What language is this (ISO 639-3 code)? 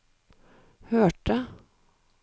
nor